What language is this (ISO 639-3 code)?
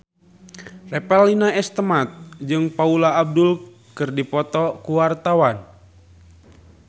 sun